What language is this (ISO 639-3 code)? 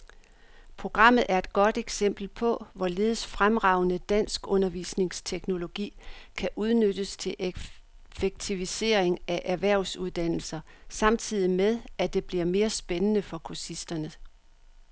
dan